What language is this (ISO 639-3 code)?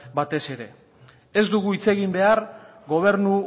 eus